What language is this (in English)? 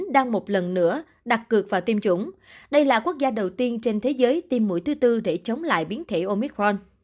Vietnamese